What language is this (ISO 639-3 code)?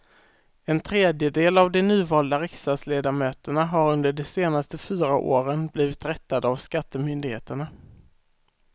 swe